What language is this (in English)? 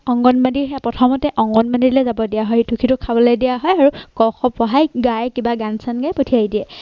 Assamese